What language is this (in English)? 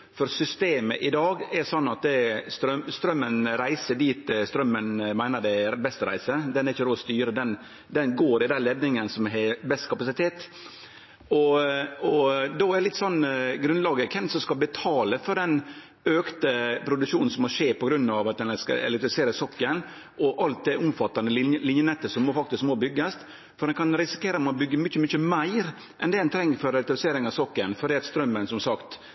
Norwegian Nynorsk